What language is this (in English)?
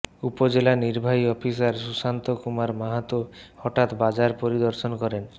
Bangla